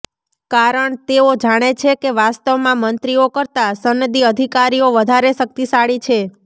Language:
Gujarati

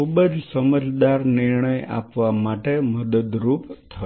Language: Gujarati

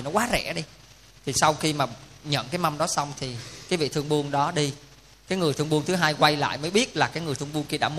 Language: Vietnamese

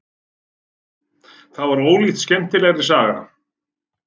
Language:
Icelandic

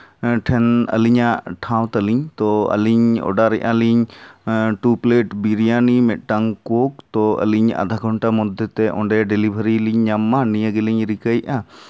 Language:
Santali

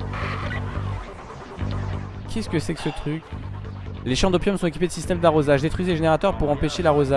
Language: French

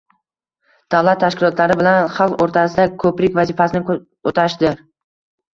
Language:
Uzbek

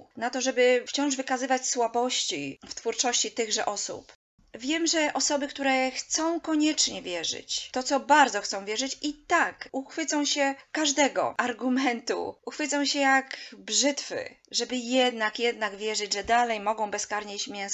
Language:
Polish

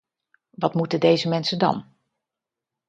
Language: Dutch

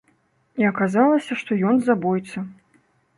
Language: Belarusian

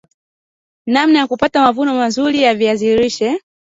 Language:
Swahili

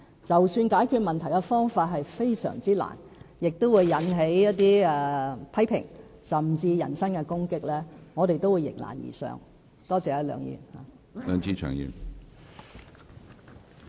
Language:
Cantonese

